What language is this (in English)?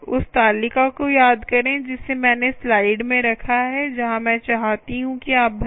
Hindi